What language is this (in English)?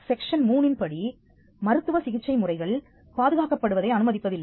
Tamil